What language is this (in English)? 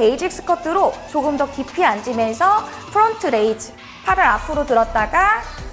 Korean